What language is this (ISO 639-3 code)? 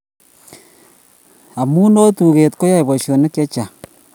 kln